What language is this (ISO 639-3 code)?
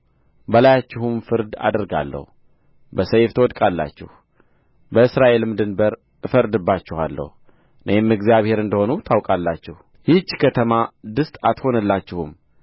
amh